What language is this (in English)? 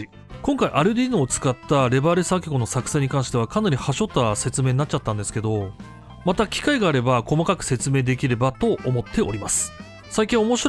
Japanese